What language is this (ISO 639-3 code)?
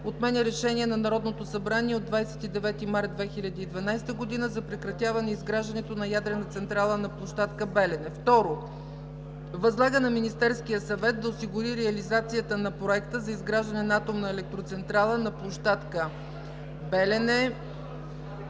bul